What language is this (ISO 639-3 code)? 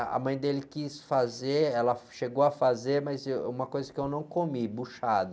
por